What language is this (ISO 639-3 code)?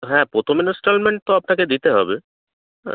ben